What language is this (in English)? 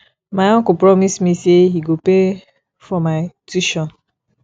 Nigerian Pidgin